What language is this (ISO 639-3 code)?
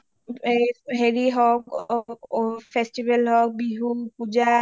asm